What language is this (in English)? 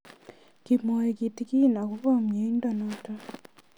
Kalenjin